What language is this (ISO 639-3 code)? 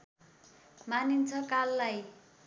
nep